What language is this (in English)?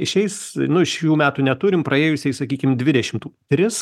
Lithuanian